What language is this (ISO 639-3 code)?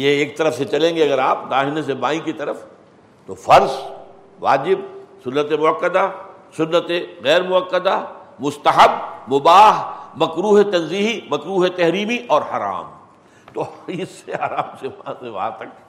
urd